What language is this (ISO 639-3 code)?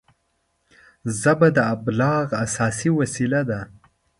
pus